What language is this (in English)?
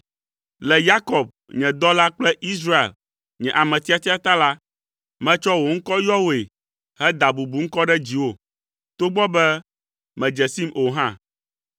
Ewe